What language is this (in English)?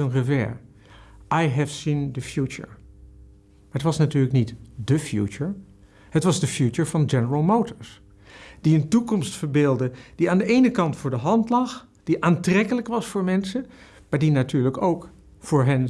Dutch